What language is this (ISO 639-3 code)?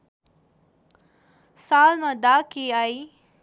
nep